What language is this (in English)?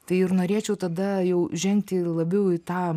Lithuanian